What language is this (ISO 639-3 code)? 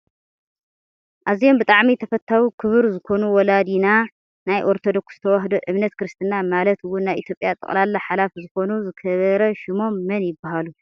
tir